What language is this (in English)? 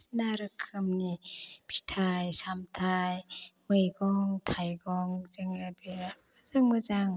Bodo